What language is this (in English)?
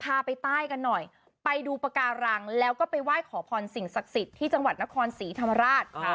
Thai